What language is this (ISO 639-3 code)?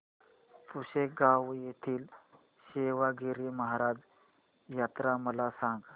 mar